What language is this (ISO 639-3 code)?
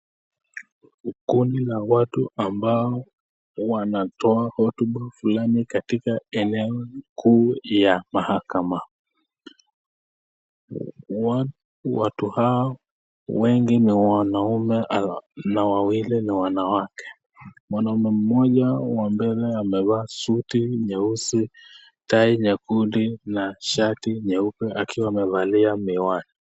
swa